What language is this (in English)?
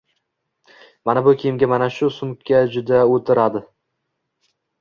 Uzbek